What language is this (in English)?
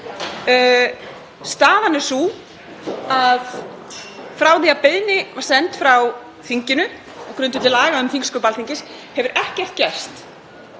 Icelandic